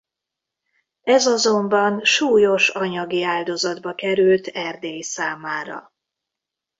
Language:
Hungarian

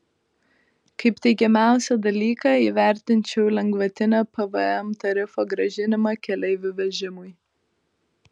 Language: Lithuanian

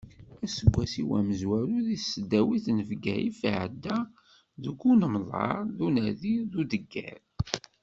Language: Kabyle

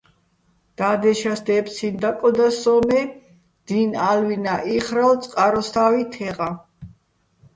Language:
Bats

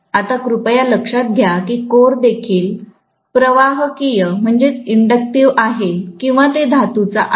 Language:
Marathi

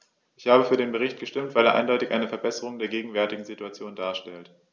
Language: German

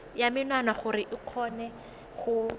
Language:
Tswana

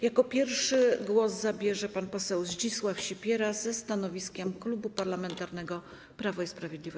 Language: Polish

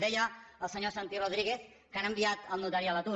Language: Catalan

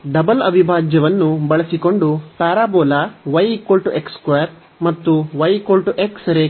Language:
Kannada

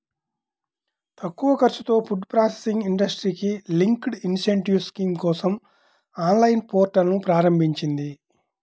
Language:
Telugu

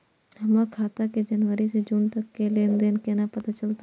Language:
Maithili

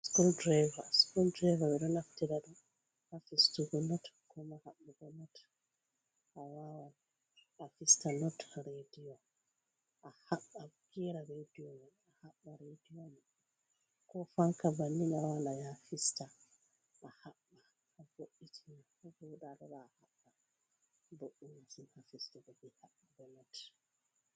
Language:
Fula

